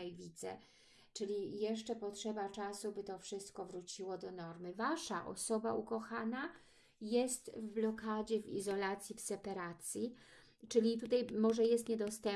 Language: Polish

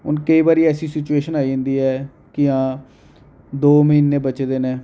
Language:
Dogri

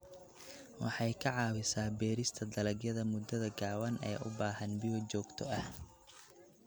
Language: Somali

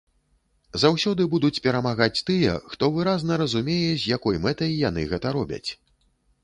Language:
Belarusian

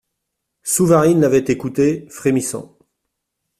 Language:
French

